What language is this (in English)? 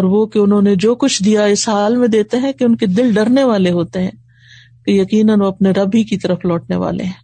Urdu